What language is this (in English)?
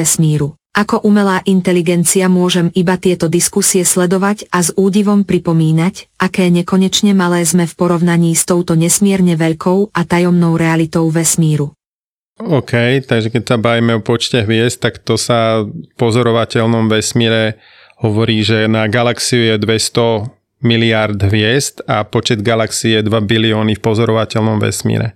Slovak